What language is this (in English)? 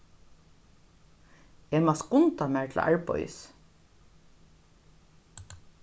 Faroese